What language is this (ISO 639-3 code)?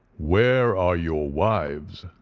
eng